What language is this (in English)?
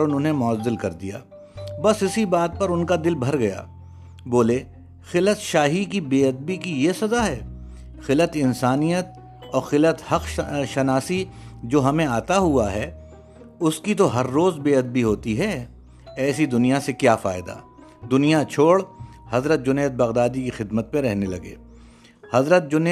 Urdu